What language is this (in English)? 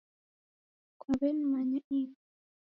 Taita